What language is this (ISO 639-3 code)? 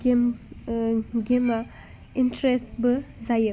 brx